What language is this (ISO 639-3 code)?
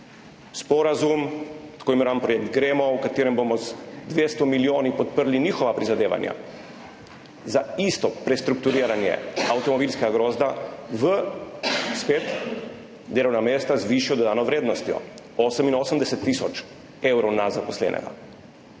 slv